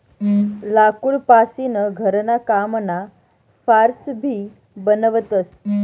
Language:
Marathi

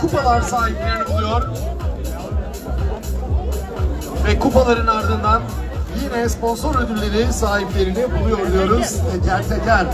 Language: Turkish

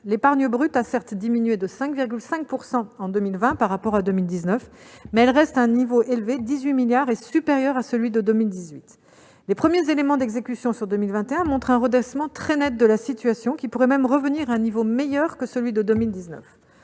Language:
French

